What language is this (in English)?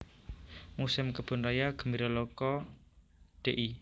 Javanese